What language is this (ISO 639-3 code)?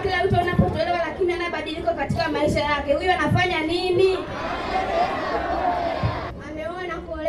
swa